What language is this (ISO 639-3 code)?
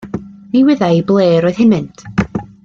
cym